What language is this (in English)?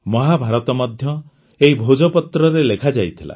Odia